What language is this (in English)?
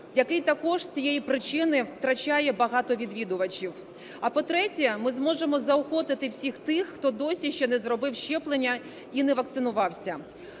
Ukrainian